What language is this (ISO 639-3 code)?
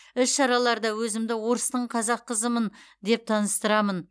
kaz